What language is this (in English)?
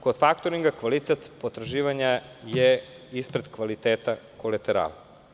Serbian